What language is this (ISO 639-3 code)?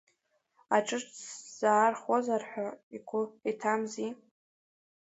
abk